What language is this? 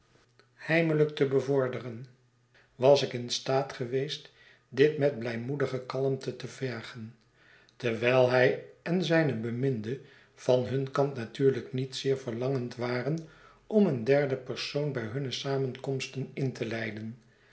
Dutch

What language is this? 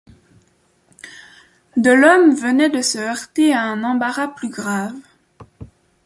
French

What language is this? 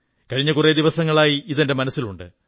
Malayalam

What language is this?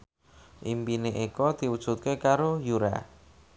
Javanese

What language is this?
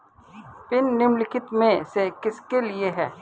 Hindi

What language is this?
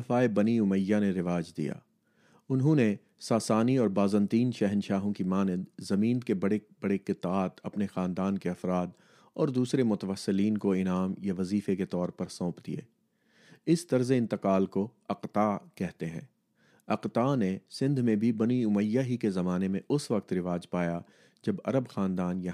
Urdu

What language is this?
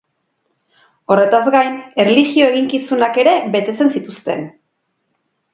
Basque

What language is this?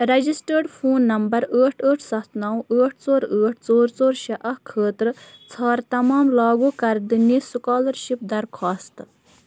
Kashmiri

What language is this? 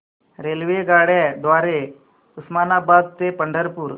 Marathi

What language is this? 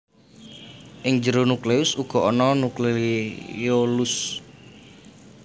Javanese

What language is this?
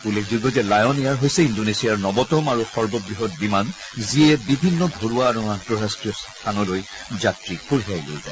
Assamese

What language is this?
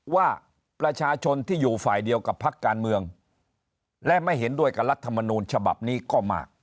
Thai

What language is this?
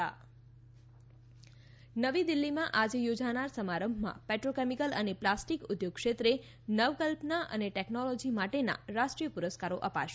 Gujarati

